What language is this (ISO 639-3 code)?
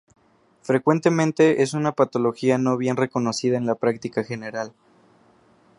spa